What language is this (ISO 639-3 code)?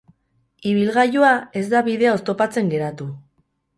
eus